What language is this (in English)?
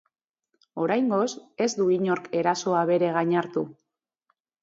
Basque